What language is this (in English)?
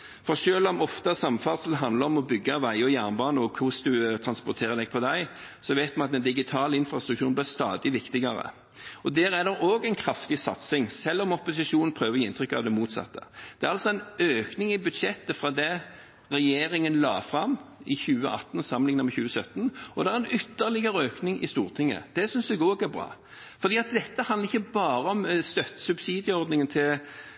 Norwegian Bokmål